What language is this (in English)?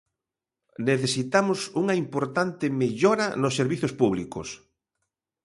Galician